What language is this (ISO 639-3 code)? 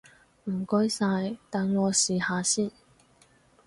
yue